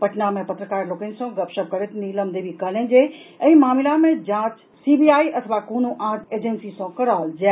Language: Maithili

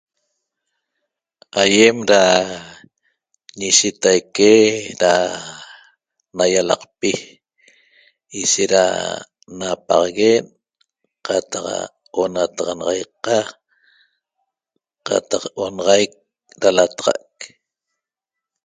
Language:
Toba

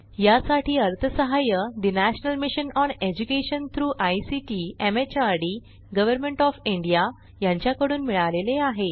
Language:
Marathi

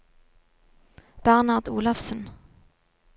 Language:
Norwegian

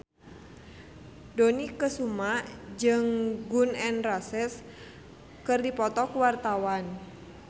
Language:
Sundanese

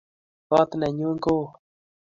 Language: Kalenjin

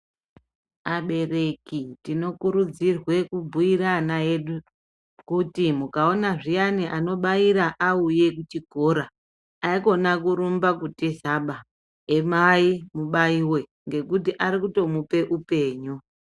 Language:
Ndau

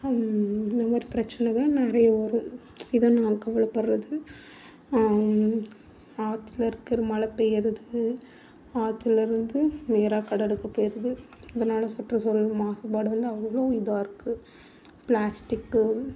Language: Tamil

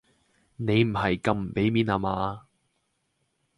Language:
Cantonese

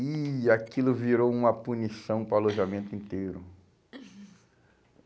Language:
Portuguese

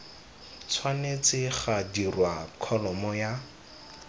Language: Tswana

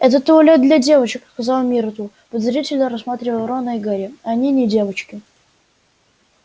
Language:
Russian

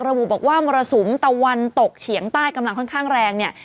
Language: Thai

